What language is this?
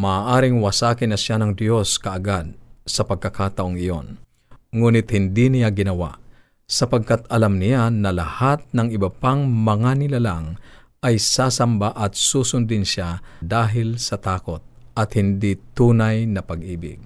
Filipino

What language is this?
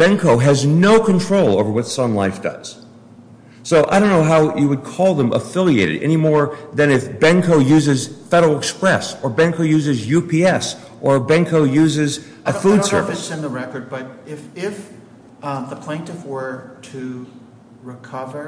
English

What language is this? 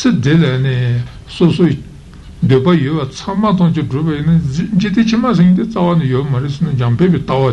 Italian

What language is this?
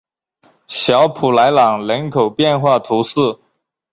Chinese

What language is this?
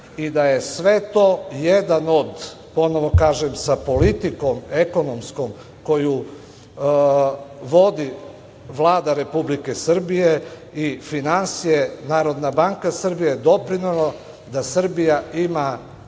Serbian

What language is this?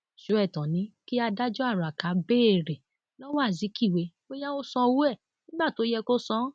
Yoruba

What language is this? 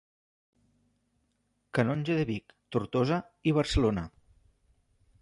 Catalan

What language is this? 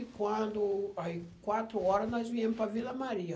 Portuguese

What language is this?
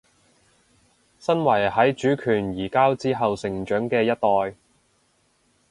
Cantonese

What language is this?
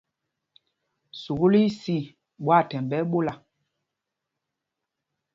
Mpumpong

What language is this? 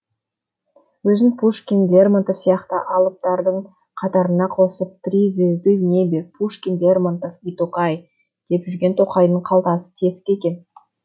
Kazakh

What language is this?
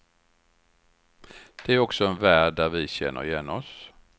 Swedish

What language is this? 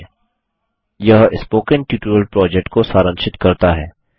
Hindi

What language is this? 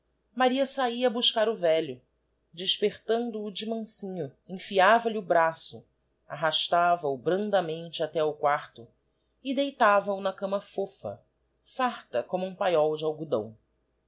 Portuguese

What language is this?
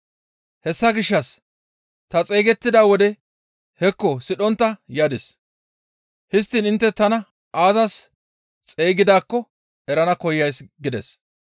Gamo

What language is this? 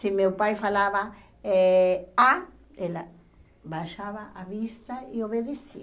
Portuguese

